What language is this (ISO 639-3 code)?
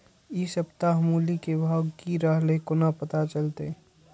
mai